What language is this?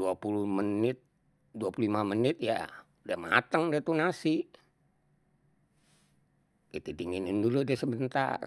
Betawi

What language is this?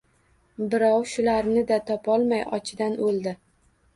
Uzbek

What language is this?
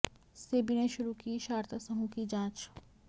Hindi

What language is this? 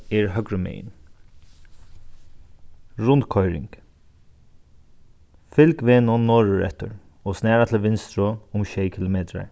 Faroese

